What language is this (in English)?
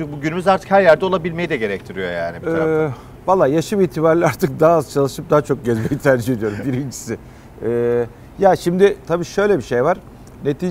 Turkish